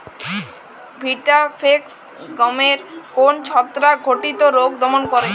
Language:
Bangla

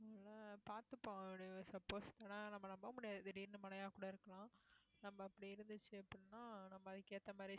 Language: Tamil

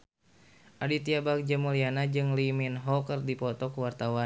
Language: Sundanese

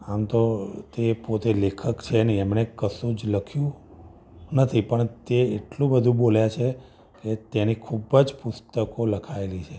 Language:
Gujarati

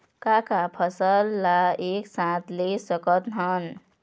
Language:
Chhattisgarhi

